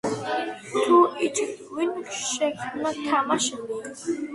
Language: Georgian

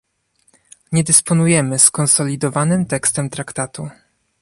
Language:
Polish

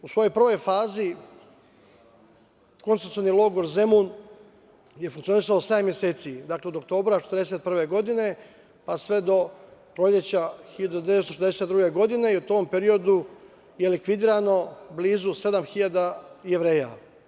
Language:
Serbian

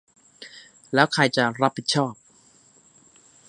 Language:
Thai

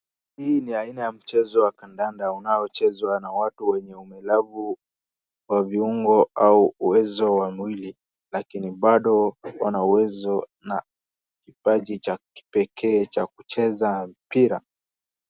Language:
Swahili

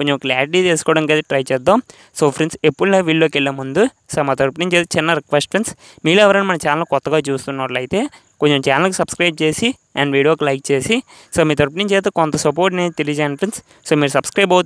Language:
Telugu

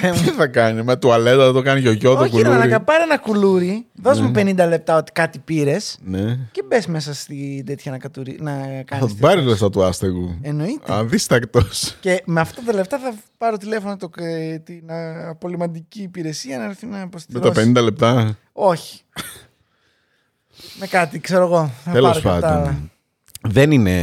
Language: Greek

